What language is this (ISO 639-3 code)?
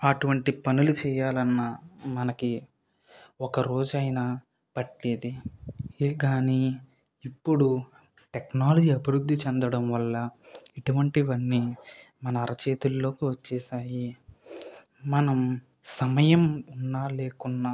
tel